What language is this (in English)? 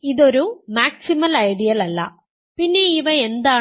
Malayalam